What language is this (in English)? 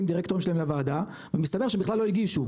Hebrew